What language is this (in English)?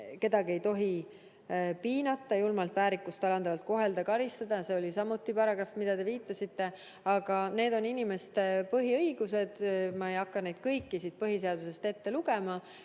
Estonian